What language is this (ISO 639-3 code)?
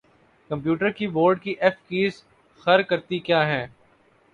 urd